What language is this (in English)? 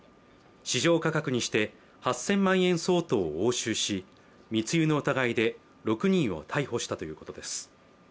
Japanese